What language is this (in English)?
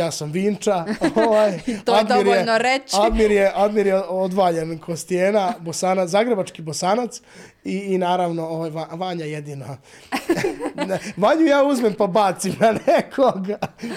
Croatian